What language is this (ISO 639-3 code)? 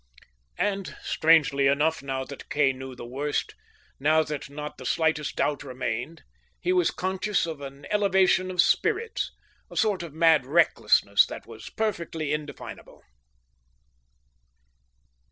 eng